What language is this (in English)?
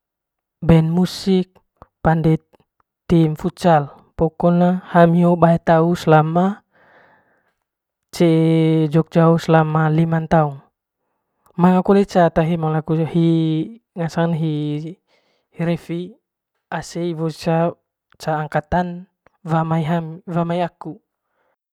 Manggarai